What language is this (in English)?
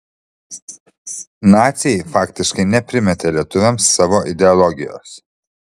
Lithuanian